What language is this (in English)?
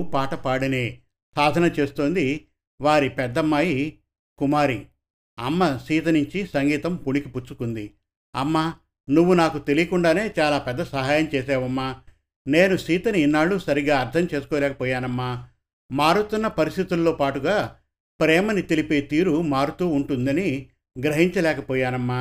Telugu